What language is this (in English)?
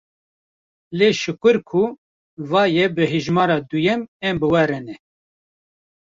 Kurdish